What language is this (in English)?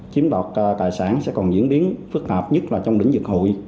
Vietnamese